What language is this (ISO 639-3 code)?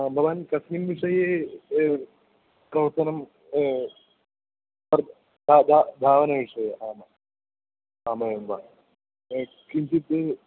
san